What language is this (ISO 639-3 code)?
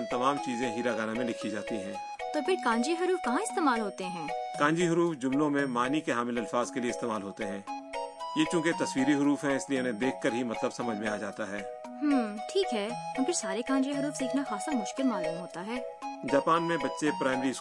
urd